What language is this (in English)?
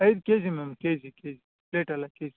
Kannada